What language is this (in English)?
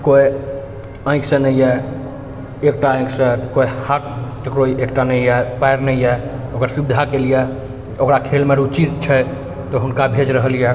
Maithili